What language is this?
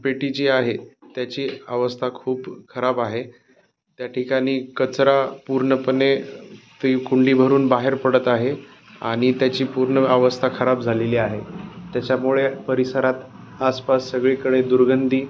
Marathi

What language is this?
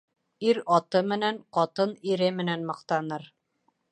Bashkir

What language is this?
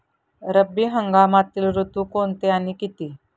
Marathi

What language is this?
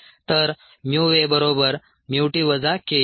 Marathi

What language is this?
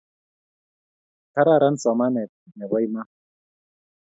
Kalenjin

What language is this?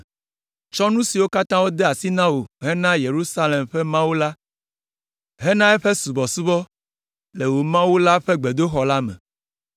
Ewe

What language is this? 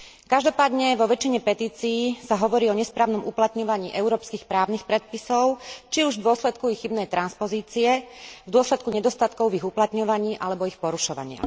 Slovak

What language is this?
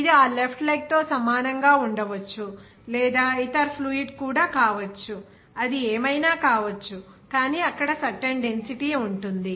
Telugu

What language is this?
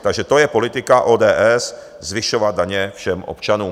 Czech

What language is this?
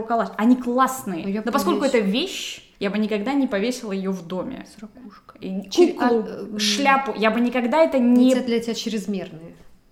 Russian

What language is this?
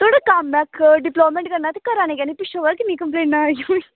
Dogri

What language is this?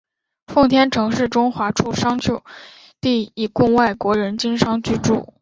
Chinese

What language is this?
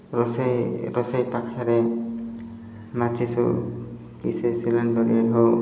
Odia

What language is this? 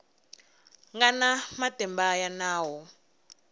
Tsonga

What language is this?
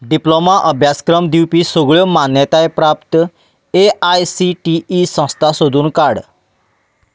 Konkani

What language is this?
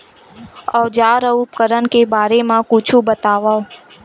Chhattisgarhi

